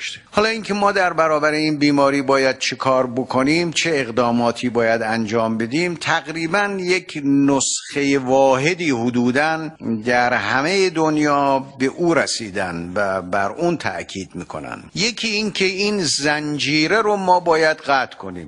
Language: Persian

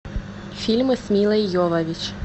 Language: Russian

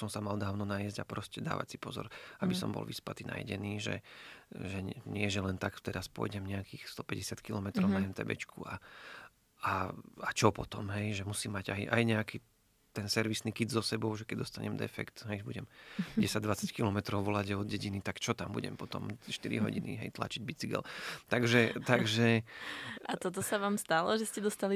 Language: Slovak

